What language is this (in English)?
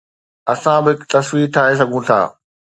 Sindhi